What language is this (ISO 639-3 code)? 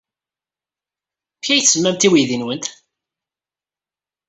kab